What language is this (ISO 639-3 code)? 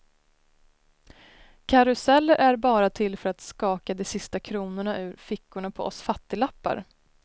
swe